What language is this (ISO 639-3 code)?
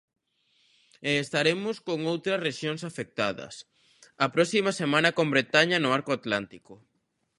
glg